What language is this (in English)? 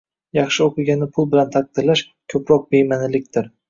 Uzbek